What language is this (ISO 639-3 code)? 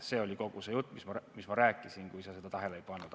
est